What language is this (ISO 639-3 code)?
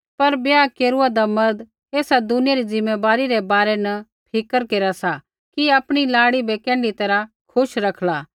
kfx